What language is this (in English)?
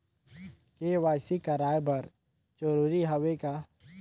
Chhattisgarhi